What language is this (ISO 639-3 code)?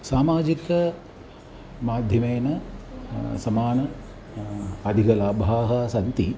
san